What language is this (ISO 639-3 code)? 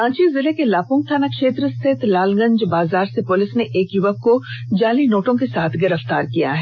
hin